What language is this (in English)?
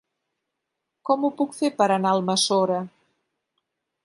Catalan